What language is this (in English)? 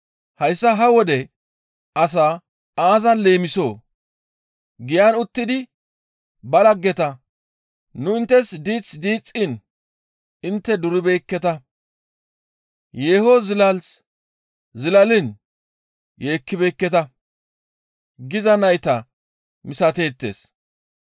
Gamo